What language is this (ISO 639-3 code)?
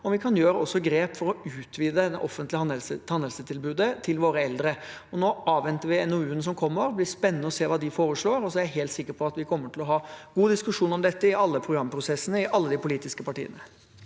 nor